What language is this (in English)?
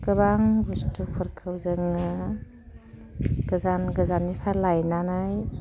Bodo